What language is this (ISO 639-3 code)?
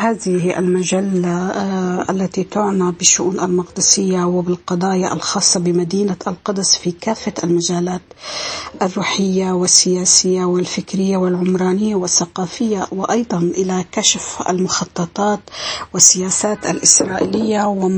ara